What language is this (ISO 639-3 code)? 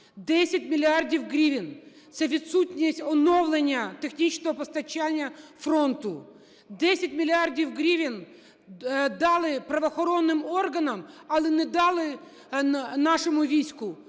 ukr